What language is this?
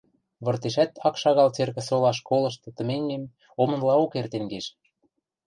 Western Mari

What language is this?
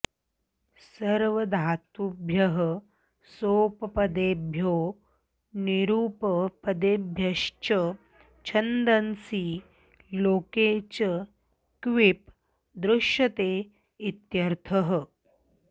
Sanskrit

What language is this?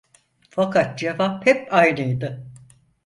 Turkish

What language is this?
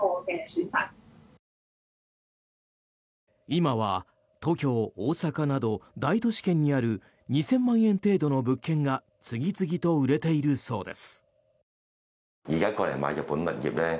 Japanese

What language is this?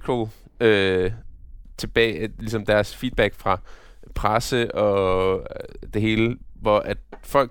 Danish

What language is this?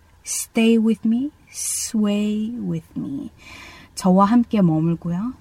Korean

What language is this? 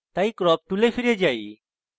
Bangla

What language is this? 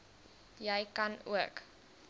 Afrikaans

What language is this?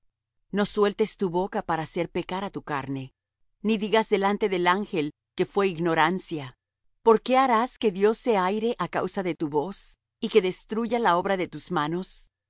Spanish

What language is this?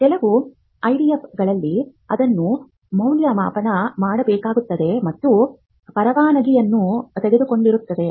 Kannada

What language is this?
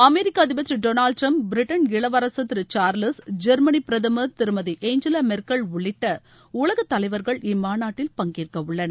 Tamil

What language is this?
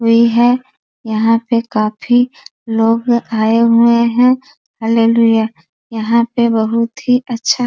Hindi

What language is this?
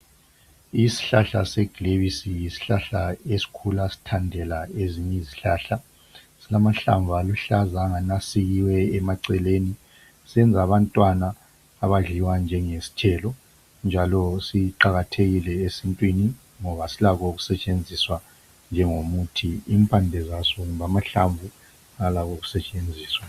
North Ndebele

